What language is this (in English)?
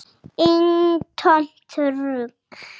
Icelandic